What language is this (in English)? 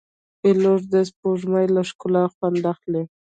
Pashto